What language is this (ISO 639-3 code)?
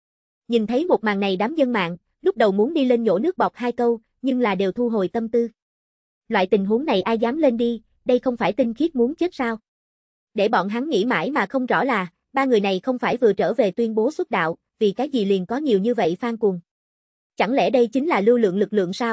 vie